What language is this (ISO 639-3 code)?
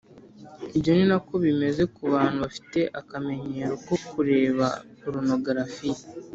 kin